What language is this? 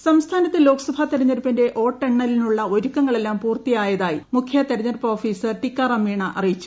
Malayalam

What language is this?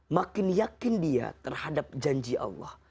Indonesian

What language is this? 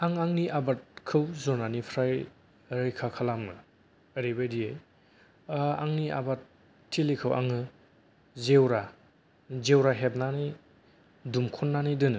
Bodo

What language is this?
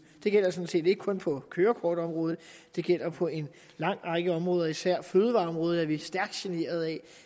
Danish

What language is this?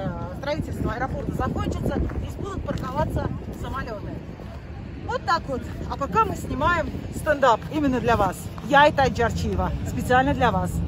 Russian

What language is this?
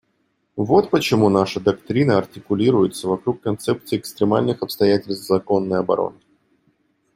Russian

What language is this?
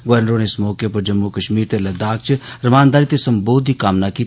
Dogri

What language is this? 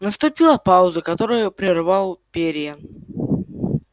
Russian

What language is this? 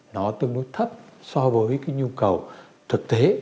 Vietnamese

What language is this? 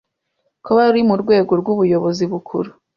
Kinyarwanda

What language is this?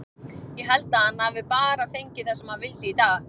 Icelandic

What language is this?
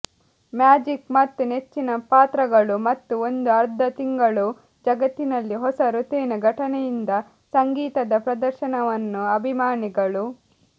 Kannada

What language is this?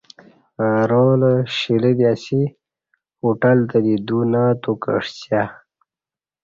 Kati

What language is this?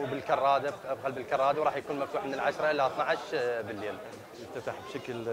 Arabic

